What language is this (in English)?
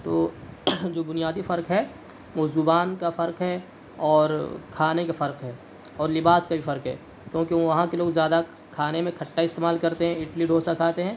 Urdu